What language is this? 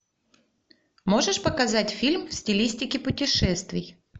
Russian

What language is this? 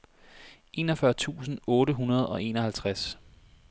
Danish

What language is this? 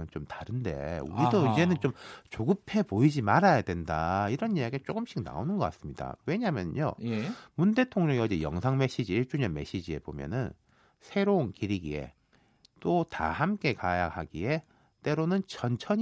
Korean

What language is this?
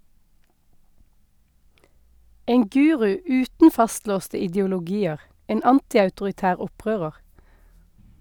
Norwegian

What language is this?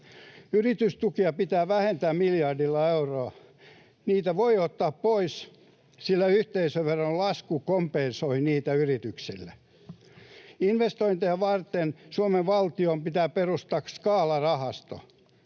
Finnish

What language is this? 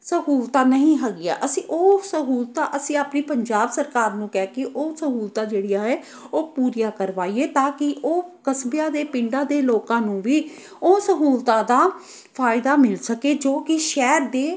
Punjabi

